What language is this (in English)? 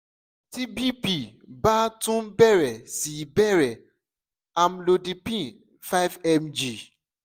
Yoruba